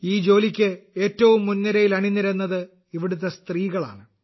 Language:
Malayalam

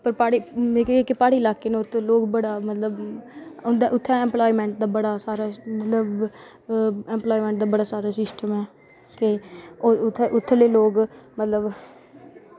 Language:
Dogri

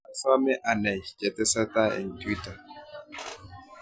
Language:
Kalenjin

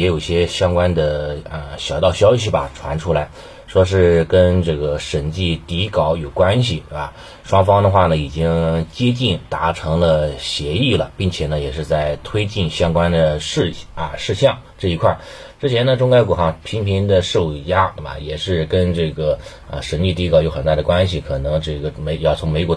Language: Chinese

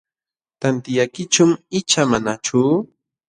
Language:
Jauja Wanca Quechua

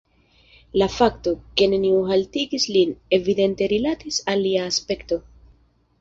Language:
Esperanto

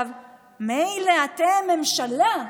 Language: Hebrew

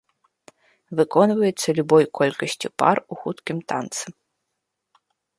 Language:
Belarusian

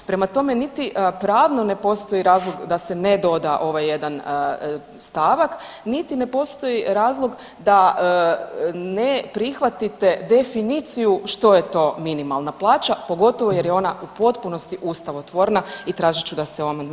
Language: Croatian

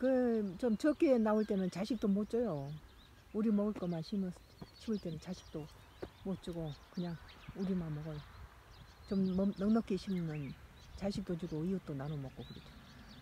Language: Korean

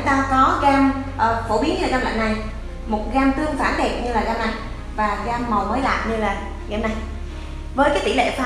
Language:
Vietnamese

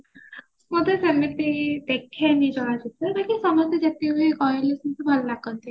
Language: Odia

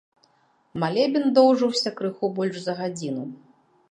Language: Belarusian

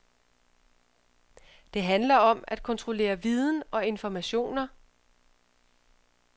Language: Danish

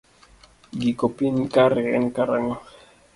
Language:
Luo (Kenya and Tanzania)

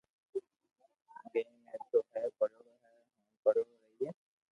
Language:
Loarki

